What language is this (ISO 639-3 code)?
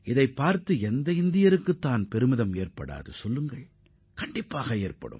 tam